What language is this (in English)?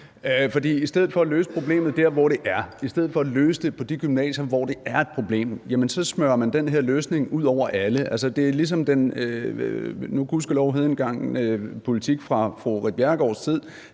Danish